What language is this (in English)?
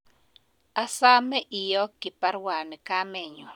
Kalenjin